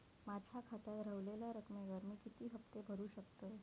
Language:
Marathi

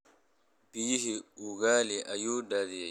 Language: Somali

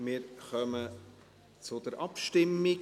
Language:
Swiss German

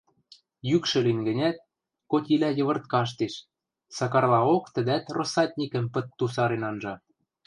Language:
Western Mari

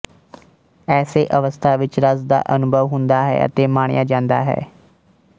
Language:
Punjabi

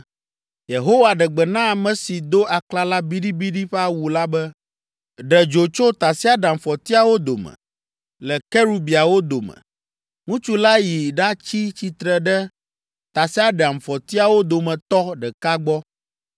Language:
Ewe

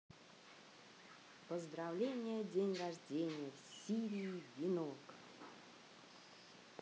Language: Russian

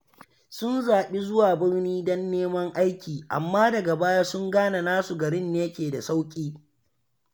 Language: Hausa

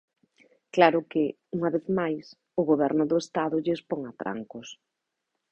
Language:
Galician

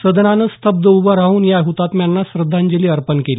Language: Marathi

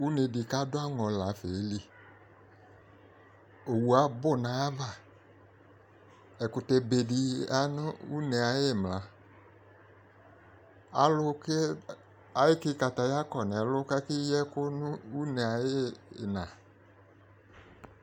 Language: Ikposo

